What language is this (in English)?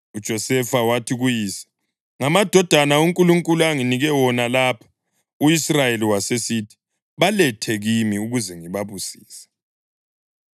North Ndebele